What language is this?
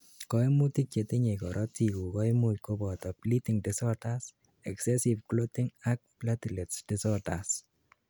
Kalenjin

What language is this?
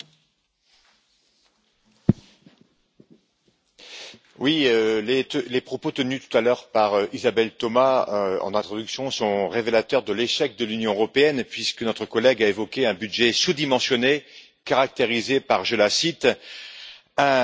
French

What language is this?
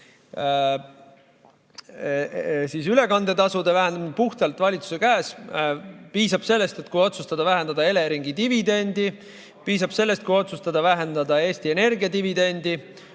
Estonian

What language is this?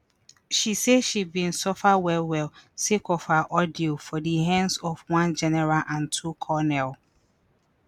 Nigerian Pidgin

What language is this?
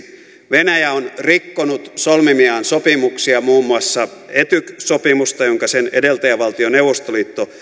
Finnish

